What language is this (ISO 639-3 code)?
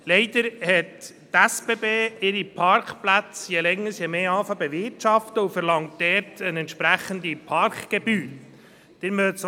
gsw